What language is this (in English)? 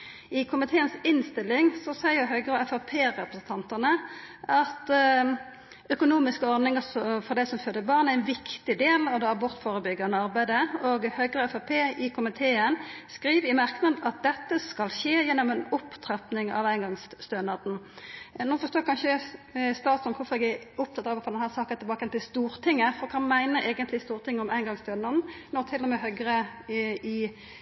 Norwegian Nynorsk